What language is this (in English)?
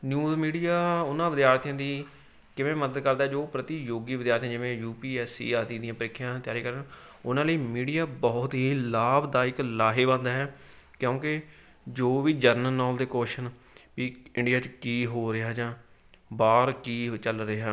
Punjabi